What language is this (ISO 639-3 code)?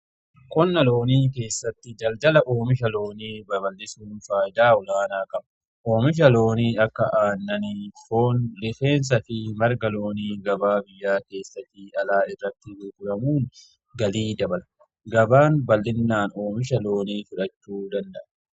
orm